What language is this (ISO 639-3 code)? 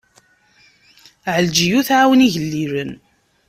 kab